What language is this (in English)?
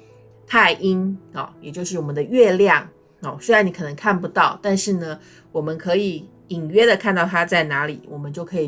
Chinese